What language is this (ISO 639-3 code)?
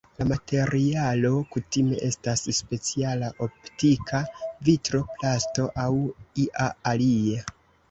epo